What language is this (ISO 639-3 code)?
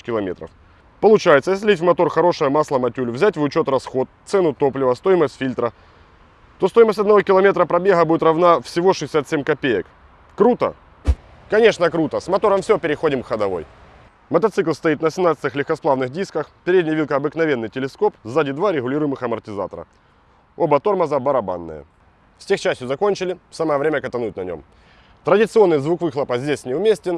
rus